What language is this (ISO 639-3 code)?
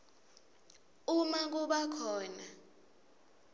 ssw